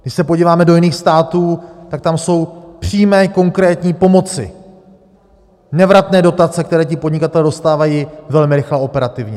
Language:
Czech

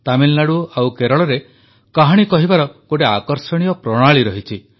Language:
Odia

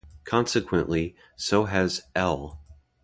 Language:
English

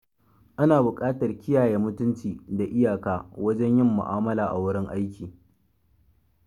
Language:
Hausa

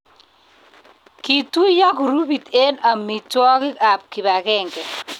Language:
Kalenjin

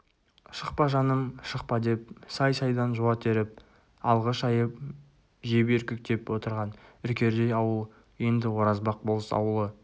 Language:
Kazakh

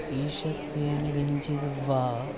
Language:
Sanskrit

